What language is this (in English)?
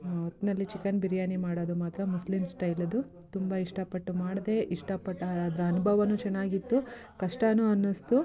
Kannada